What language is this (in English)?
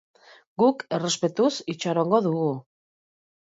Basque